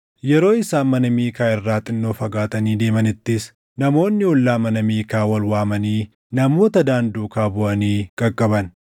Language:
Oromo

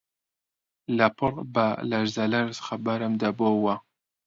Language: Central Kurdish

